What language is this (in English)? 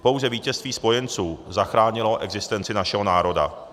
Czech